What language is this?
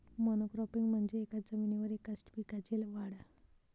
Marathi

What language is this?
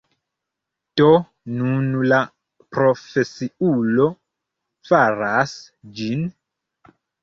Esperanto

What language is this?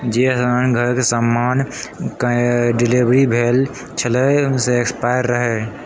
Maithili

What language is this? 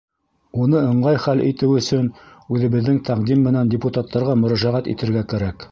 Bashkir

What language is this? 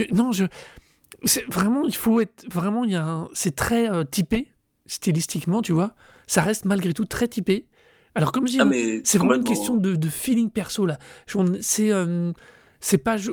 French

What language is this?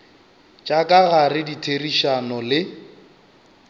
Northern Sotho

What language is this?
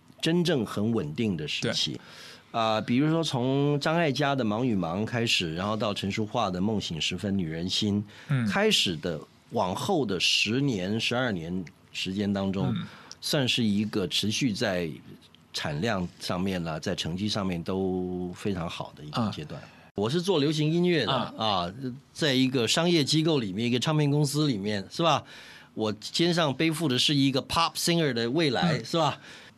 Chinese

